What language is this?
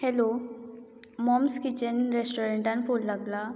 Konkani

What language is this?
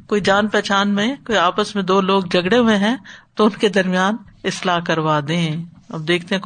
Urdu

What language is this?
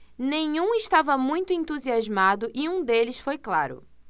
Portuguese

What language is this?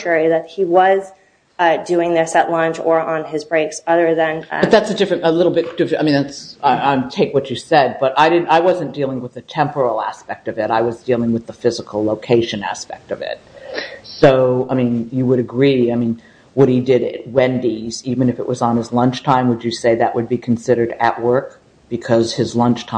English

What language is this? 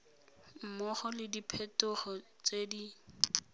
Tswana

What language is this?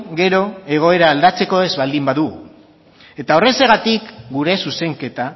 Basque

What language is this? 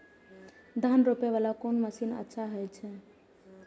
Maithili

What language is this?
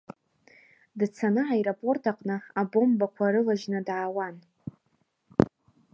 Abkhazian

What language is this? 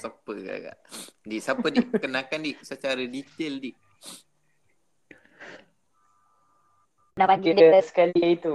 Malay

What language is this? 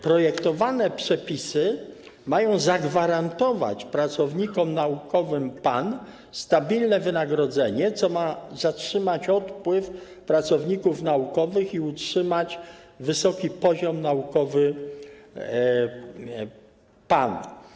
Polish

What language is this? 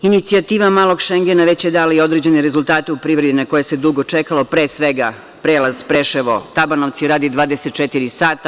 Serbian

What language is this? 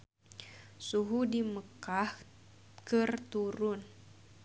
Sundanese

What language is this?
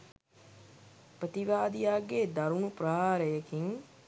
Sinhala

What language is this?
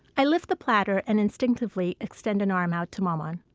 English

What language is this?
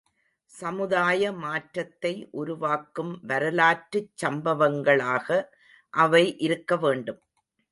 Tamil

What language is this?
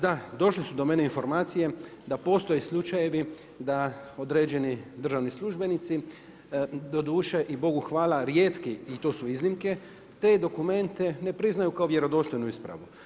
Croatian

